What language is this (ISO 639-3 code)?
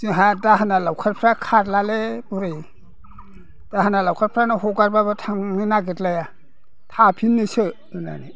brx